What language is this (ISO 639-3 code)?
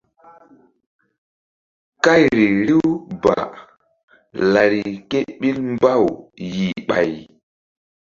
mdd